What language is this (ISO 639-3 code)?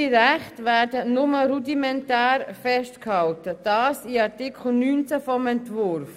gsw